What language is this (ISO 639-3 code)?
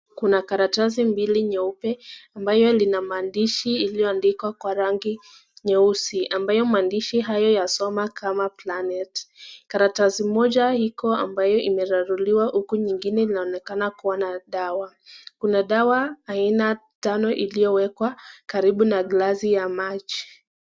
swa